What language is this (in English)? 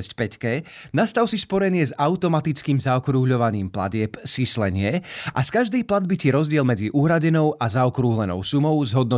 Slovak